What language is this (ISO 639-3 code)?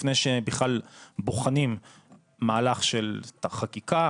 heb